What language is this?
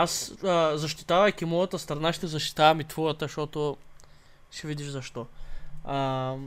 Bulgarian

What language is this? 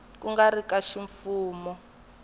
Tsonga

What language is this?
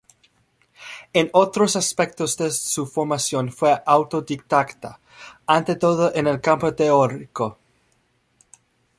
Spanish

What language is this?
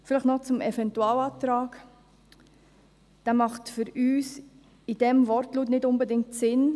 Swiss German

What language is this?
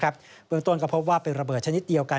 Thai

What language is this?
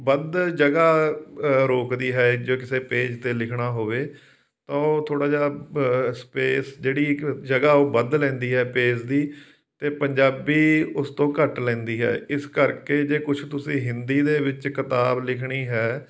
Punjabi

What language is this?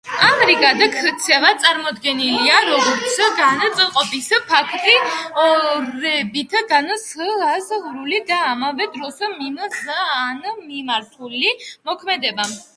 Georgian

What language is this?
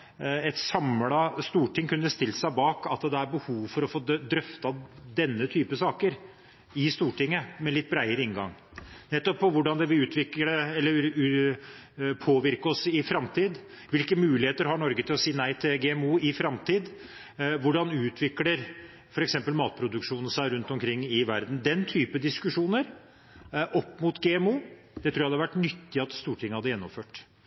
Norwegian Bokmål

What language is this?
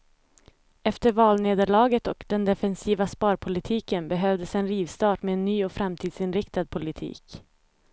Swedish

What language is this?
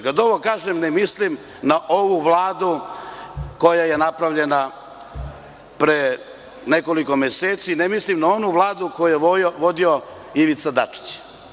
Serbian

